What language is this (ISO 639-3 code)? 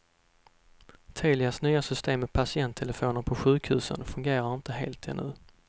swe